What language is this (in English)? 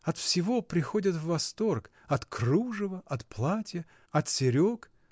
Russian